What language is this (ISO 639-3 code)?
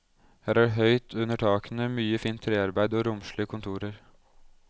nor